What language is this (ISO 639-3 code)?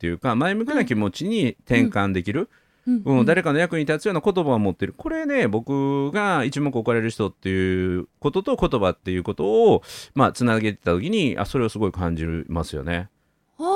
jpn